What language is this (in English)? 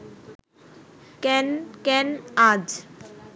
Bangla